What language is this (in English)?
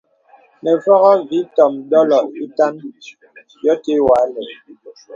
Bebele